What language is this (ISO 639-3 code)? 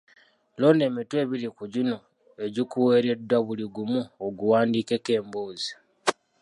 lug